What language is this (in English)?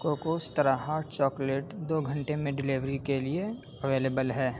Urdu